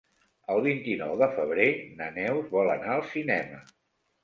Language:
Catalan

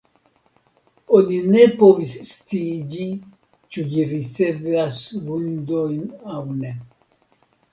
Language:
Esperanto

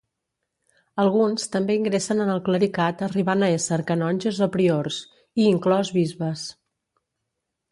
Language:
Catalan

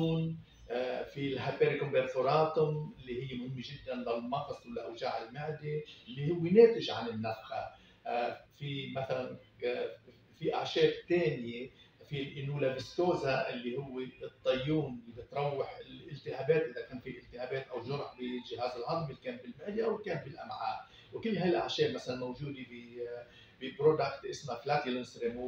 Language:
Arabic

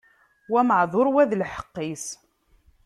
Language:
Kabyle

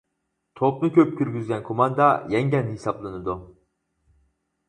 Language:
Uyghur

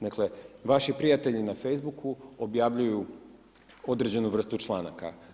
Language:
Croatian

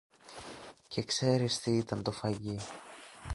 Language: Greek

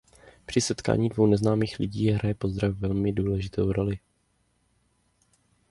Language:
Czech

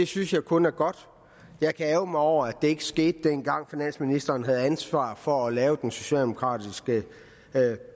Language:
Danish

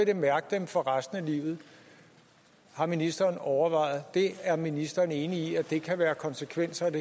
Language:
Danish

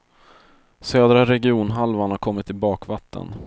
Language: Swedish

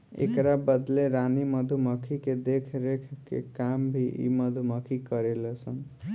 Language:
Bhojpuri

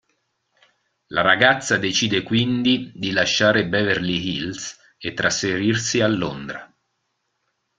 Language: Italian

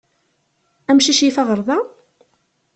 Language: Kabyle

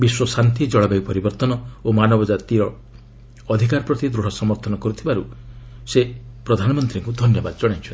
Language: Odia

